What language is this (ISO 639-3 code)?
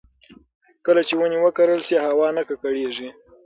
pus